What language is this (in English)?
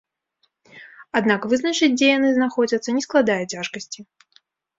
Belarusian